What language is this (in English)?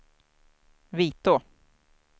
Swedish